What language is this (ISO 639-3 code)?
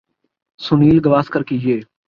urd